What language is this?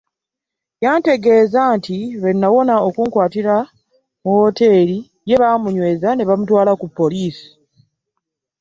Ganda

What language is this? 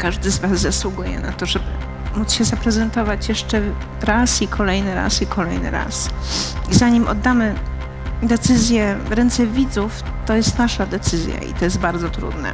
Polish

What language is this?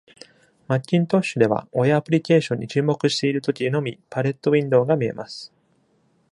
Japanese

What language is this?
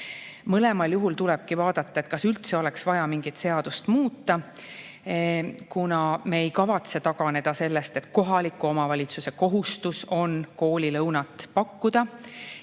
Estonian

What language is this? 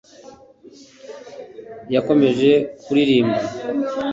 Kinyarwanda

